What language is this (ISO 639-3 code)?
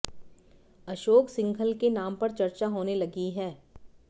hin